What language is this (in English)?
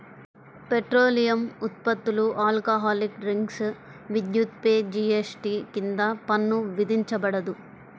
Telugu